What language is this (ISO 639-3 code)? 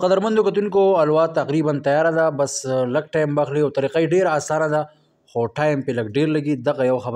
ron